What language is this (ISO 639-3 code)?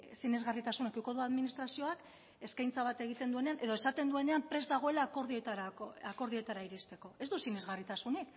eus